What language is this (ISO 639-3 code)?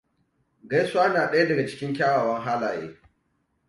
hau